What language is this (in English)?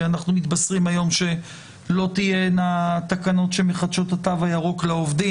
Hebrew